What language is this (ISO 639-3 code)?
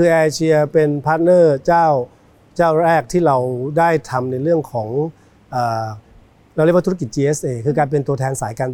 tha